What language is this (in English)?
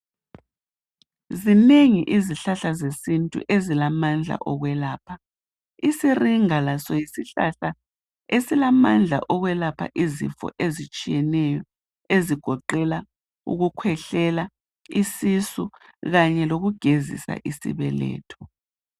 North Ndebele